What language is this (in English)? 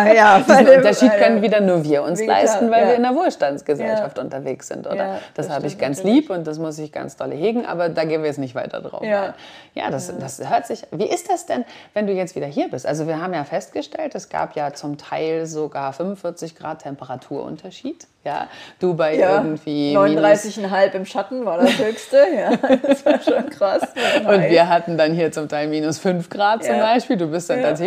German